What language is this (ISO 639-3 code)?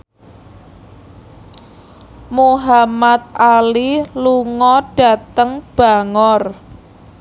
jav